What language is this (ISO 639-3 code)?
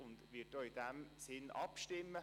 gsw